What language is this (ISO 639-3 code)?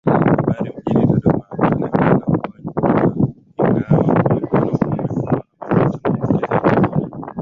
swa